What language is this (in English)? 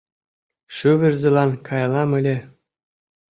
Mari